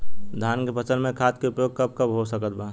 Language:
Bhojpuri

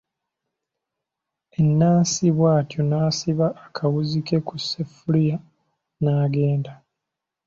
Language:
Ganda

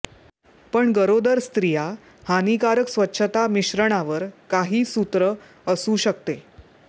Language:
Marathi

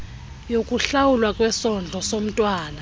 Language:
Xhosa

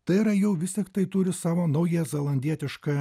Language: Lithuanian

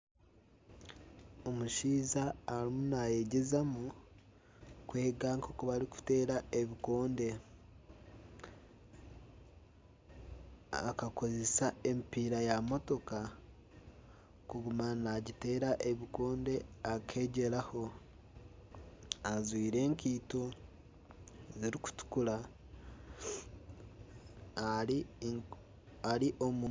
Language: Nyankole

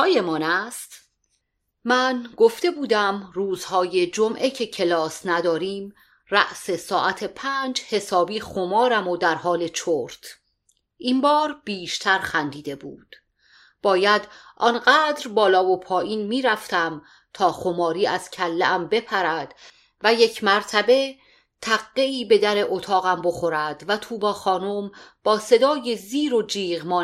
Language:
Persian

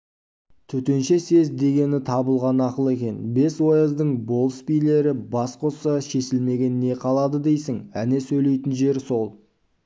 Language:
Kazakh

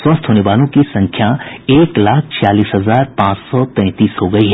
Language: Hindi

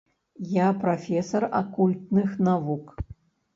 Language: Belarusian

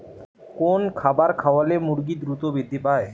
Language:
Bangla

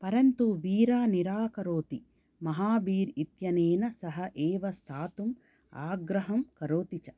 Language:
Sanskrit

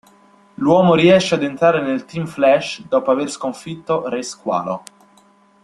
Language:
Italian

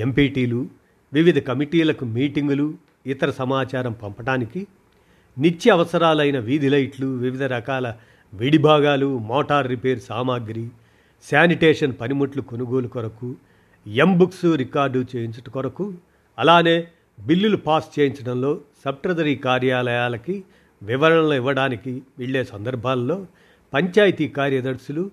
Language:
Telugu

